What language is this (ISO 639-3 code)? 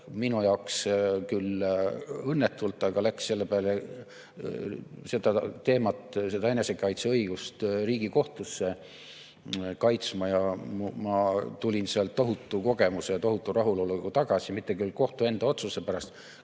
est